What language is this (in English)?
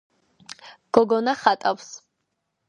Georgian